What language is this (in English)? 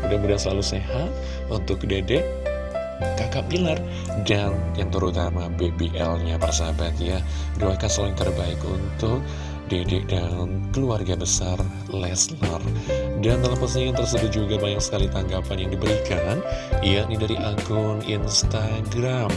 Indonesian